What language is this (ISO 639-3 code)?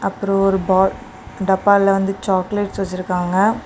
tam